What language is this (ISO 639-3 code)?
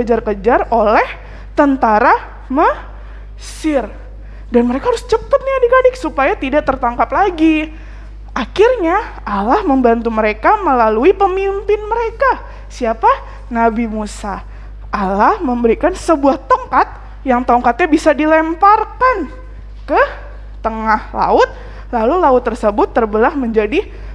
ind